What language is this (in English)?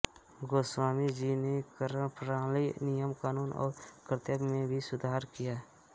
Hindi